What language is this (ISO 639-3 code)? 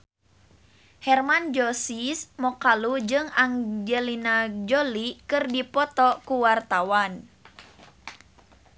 sun